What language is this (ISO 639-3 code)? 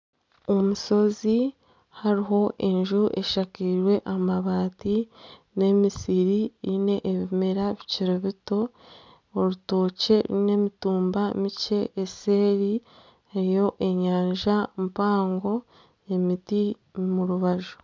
nyn